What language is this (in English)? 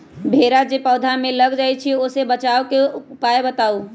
Magahi